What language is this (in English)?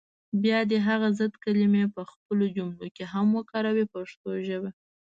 Pashto